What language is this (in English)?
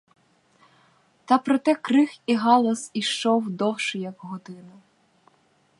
Ukrainian